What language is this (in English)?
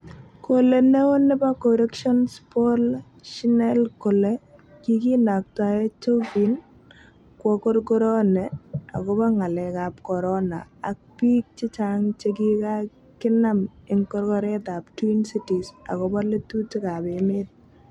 Kalenjin